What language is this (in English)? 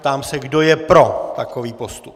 Czech